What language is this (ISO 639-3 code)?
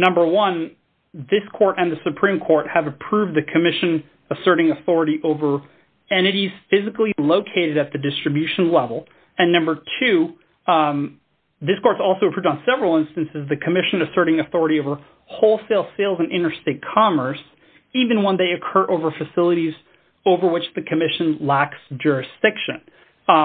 eng